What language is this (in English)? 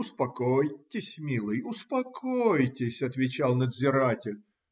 Russian